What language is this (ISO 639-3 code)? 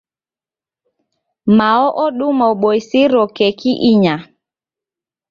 dav